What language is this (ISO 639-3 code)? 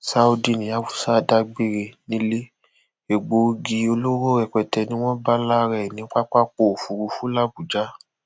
yor